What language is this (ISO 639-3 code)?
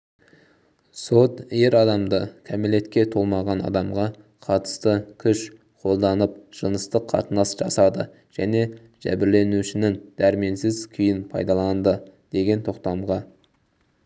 kaz